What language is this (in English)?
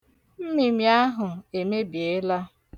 Igbo